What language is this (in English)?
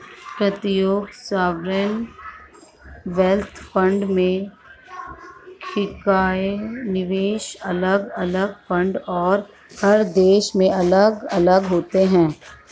Hindi